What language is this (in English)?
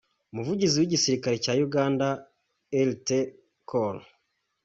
Kinyarwanda